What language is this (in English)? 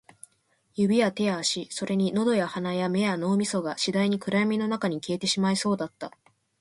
Japanese